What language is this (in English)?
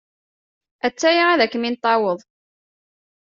Kabyle